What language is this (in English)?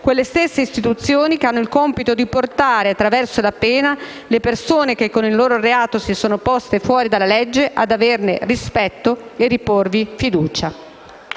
Italian